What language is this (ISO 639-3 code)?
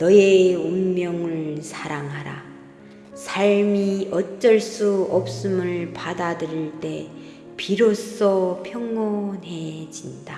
kor